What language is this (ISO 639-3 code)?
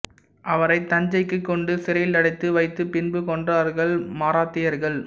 tam